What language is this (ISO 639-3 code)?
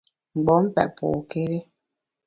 bax